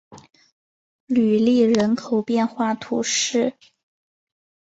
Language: Chinese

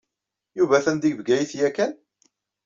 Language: Kabyle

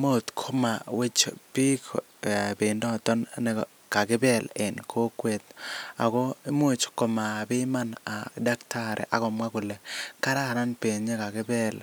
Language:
Kalenjin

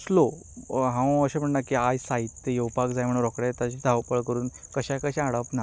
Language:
Konkani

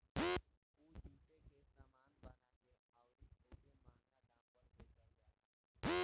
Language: Bhojpuri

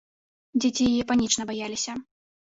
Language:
Belarusian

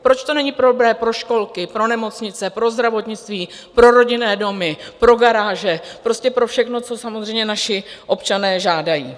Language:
Czech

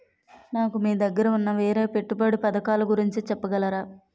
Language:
Telugu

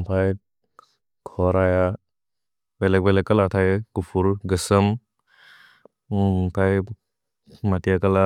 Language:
Bodo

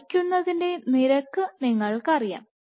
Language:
Malayalam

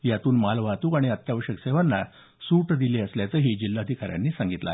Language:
Marathi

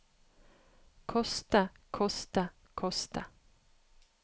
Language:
Norwegian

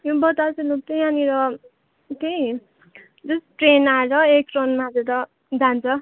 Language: Nepali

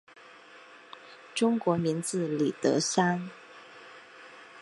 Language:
Chinese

